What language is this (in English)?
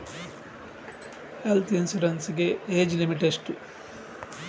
Kannada